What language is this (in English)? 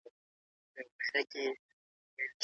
Pashto